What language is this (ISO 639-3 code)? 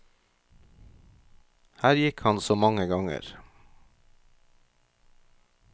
nor